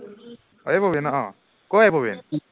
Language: Assamese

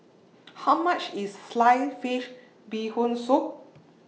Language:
English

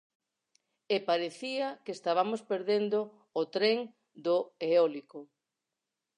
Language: Galician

